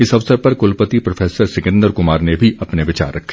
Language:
Hindi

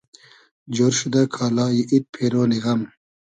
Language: Hazaragi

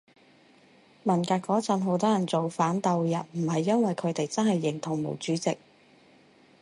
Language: Cantonese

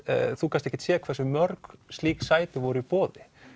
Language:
Icelandic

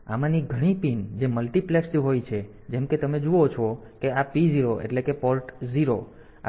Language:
Gujarati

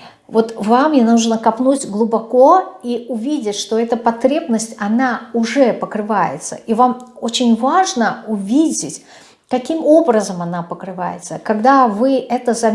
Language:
Russian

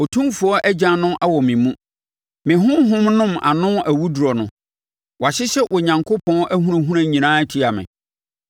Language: Akan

